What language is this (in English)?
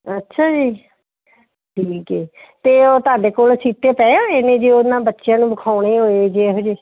Punjabi